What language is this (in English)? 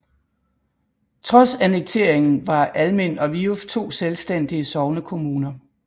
Danish